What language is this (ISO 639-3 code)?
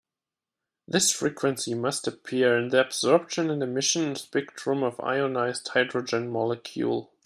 eng